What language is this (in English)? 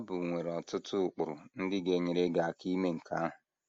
Igbo